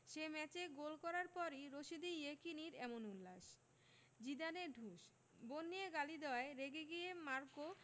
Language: Bangla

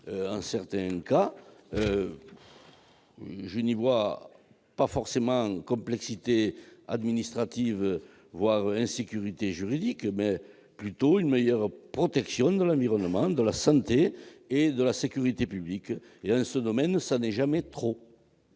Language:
French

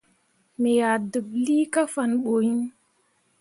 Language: Mundang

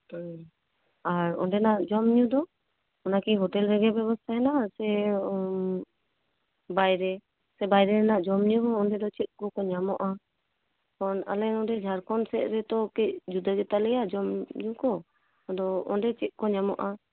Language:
Santali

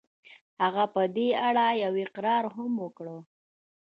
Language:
Pashto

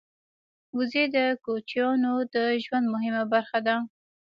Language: Pashto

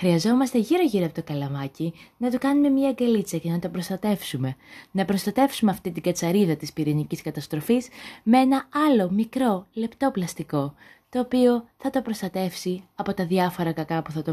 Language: Greek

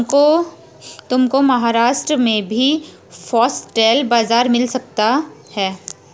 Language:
Hindi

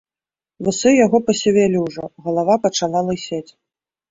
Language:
Belarusian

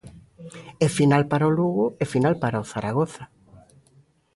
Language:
Galician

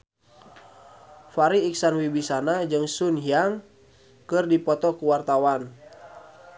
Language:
Sundanese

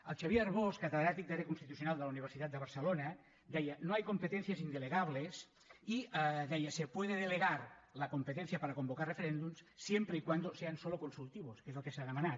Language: Catalan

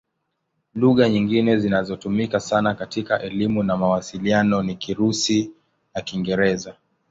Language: Swahili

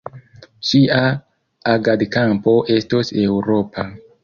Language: Esperanto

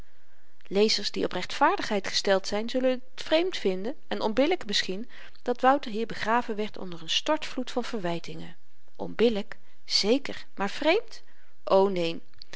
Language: Dutch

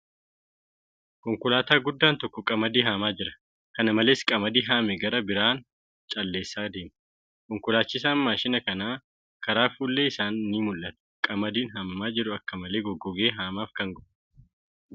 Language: Oromo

